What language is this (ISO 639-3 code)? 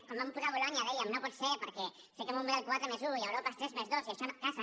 cat